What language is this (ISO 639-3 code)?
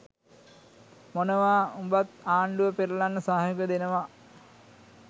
sin